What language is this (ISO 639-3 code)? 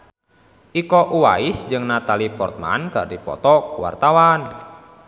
sun